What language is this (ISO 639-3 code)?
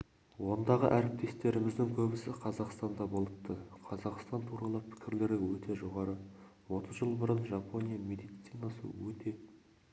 kaz